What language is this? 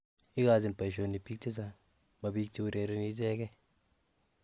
Kalenjin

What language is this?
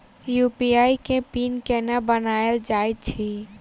Maithili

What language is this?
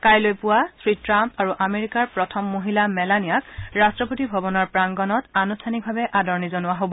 Assamese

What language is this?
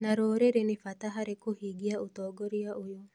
Kikuyu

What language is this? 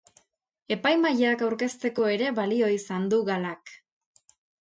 Basque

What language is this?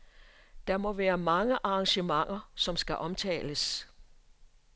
Danish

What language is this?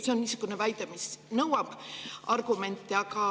Estonian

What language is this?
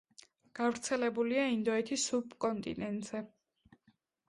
Georgian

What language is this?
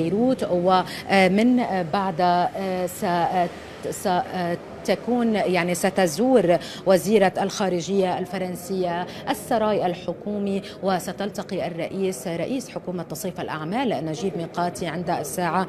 Arabic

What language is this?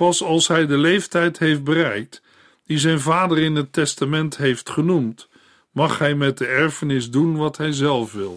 Dutch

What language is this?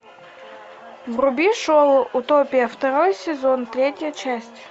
Russian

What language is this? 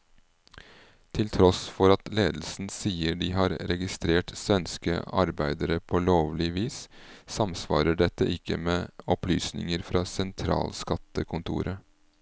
Norwegian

